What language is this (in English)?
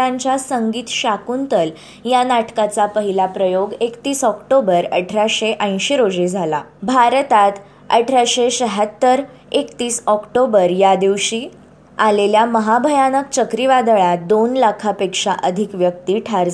Marathi